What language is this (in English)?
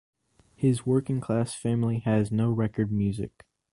English